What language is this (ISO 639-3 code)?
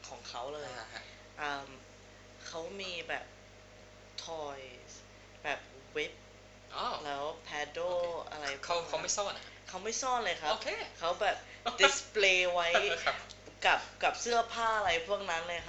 tha